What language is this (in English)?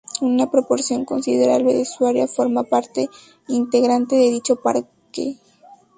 Spanish